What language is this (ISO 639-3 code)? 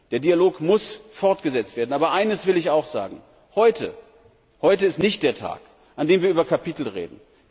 deu